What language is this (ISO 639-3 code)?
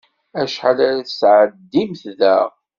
kab